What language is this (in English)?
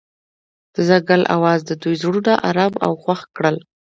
Pashto